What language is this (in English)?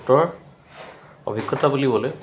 Assamese